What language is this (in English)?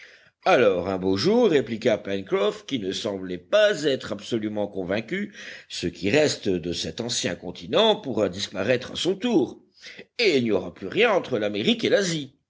French